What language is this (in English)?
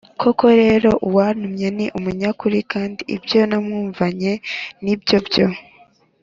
Kinyarwanda